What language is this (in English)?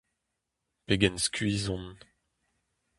Breton